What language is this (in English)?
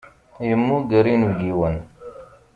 Kabyle